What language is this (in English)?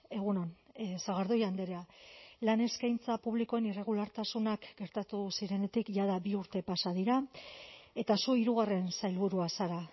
Basque